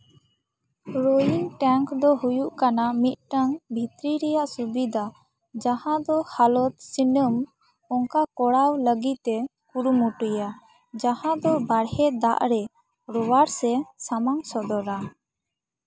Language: Santali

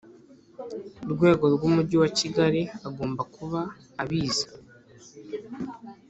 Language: Kinyarwanda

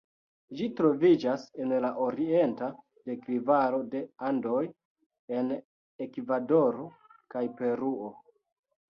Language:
Esperanto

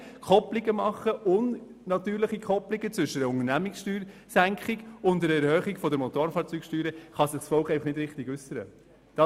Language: Swiss German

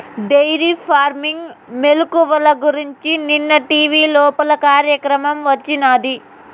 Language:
Telugu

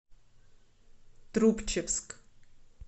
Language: Russian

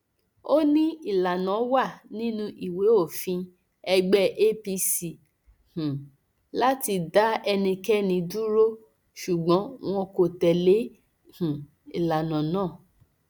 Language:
Yoruba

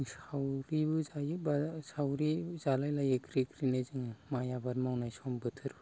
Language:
Bodo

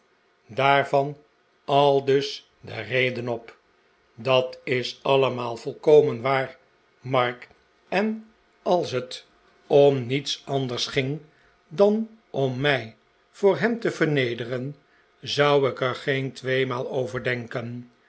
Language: Dutch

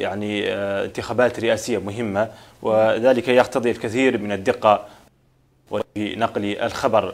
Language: Arabic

